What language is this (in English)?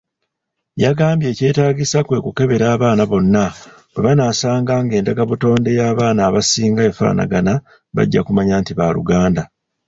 Ganda